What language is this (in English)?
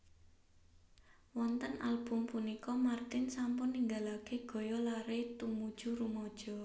Javanese